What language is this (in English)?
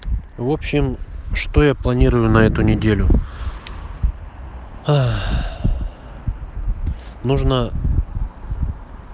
Russian